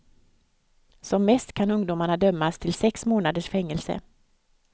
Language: Swedish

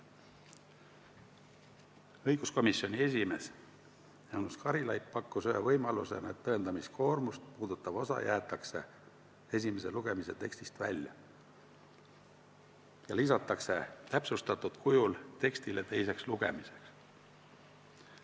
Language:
Estonian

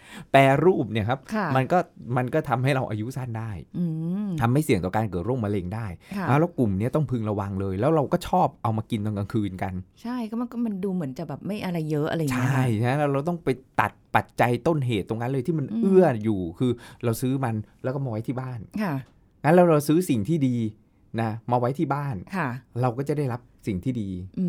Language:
Thai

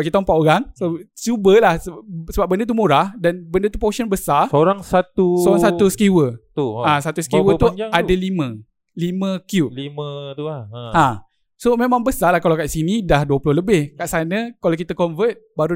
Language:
Malay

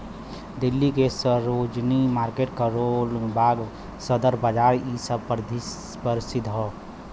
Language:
Bhojpuri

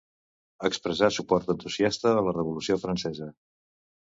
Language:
Catalan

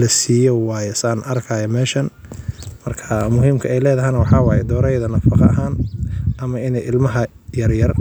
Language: Somali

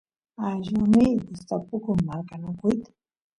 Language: Santiago del Estero Quichua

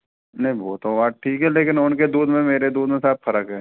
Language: Hindi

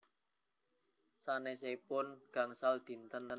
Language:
Javanese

